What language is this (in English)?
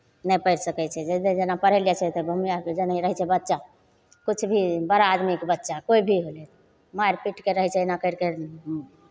Maithili